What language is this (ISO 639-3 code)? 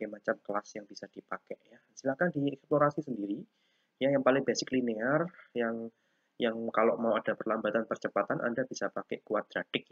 ind